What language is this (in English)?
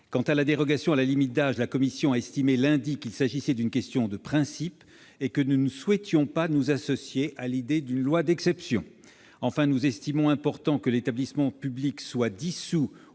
French